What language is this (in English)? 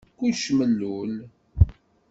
Kabyle